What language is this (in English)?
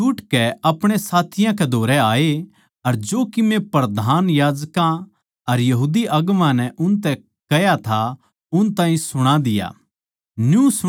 Haryanvi